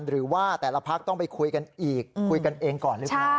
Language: Thai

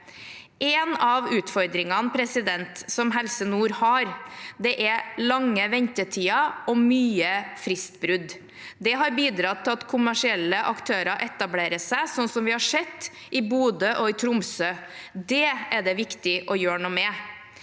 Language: Norwegian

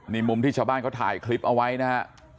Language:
Thai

